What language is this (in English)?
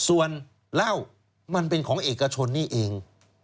Thai